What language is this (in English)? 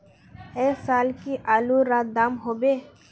Magahi